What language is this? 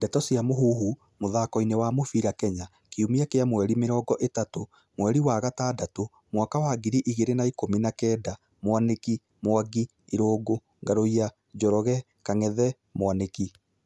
Kikuyu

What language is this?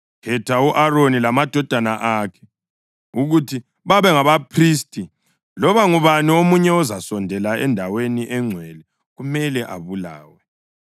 North Ndebele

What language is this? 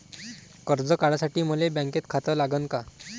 Marathi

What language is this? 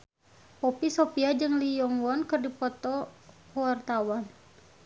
Sundanese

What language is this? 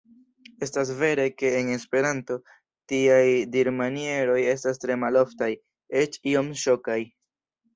Esperanto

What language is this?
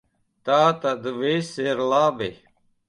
Latvian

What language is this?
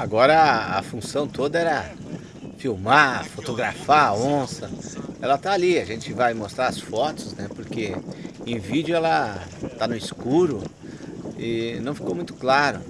Portuguese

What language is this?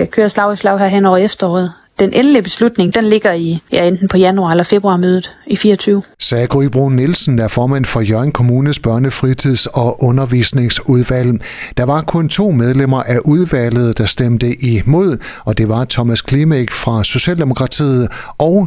Danish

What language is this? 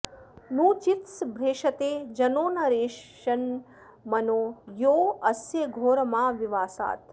Sanskrit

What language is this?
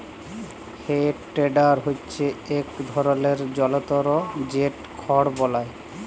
Bangla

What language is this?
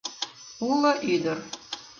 Mari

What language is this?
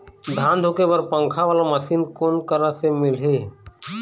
Chhattisgarhi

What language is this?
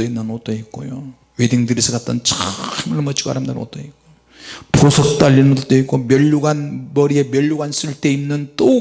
Korean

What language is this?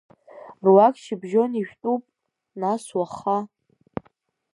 Abkhazian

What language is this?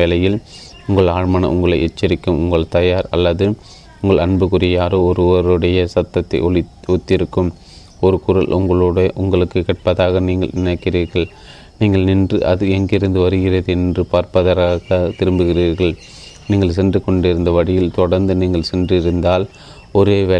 Tamil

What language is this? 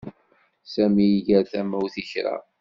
Kabyle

